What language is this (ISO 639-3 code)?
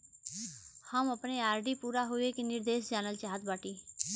bho